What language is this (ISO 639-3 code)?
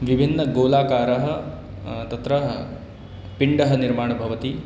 san